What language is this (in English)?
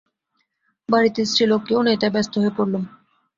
Bangla